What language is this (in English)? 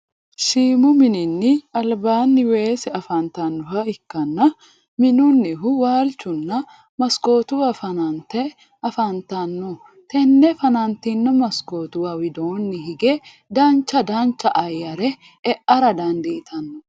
Sidamo